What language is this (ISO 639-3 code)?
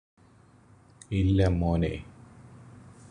mal